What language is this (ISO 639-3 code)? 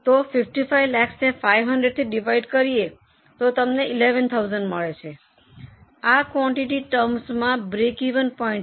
guj